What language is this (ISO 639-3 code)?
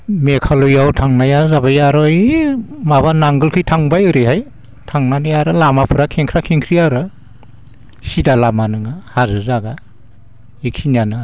brx